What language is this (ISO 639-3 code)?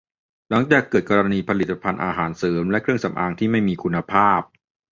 tha